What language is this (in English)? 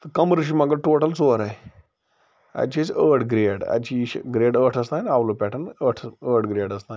Kashmiri